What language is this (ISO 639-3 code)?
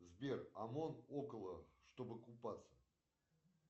rus